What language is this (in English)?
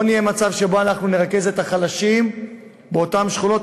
Hebrew